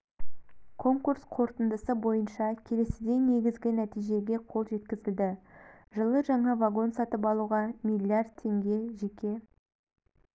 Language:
Kazakh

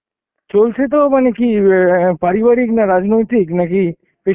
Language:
Bangla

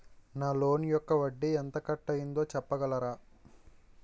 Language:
Telugu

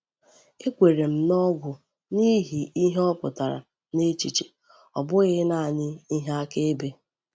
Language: Igbo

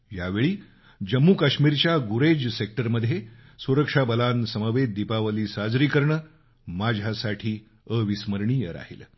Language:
Marathi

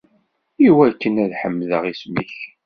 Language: Kabyle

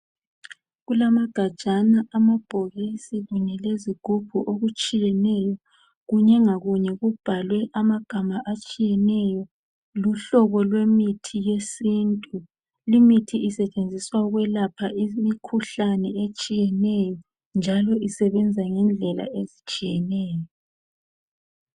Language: North Ndebele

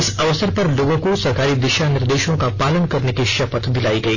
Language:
Hindi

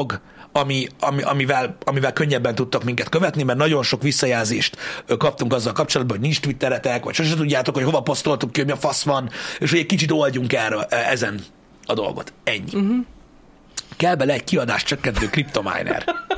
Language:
Hungarian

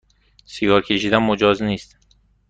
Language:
Persian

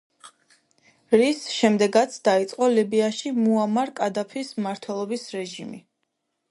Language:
Georgian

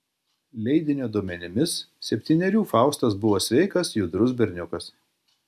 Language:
Lithuanian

